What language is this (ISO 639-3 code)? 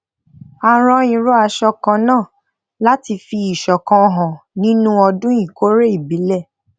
yor